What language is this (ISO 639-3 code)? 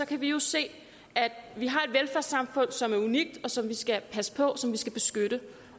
dan